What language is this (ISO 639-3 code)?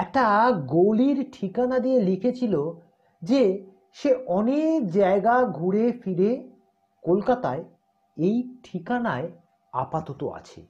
ben